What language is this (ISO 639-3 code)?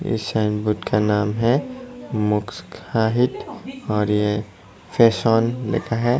hin